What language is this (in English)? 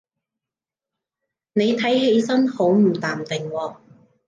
Cantonese